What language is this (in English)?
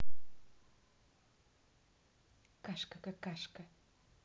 Russian